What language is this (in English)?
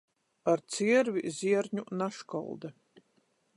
Latgalian